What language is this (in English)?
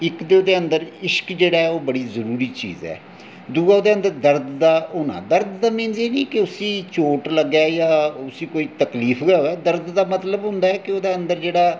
Dogri